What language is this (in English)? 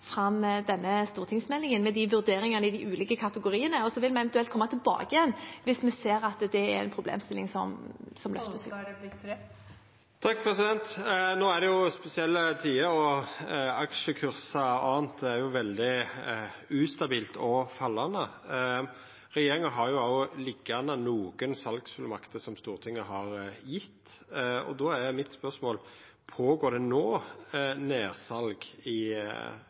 Norwegian